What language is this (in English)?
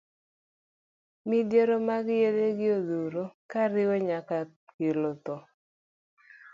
Luo (Kenya and Tanzania)